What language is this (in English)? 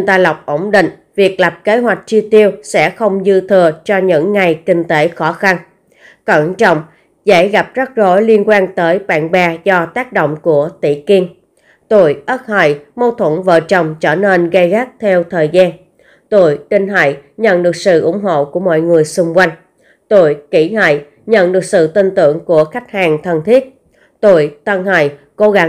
Vietnamese